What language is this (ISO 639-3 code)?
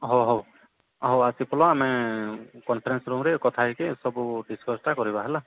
ori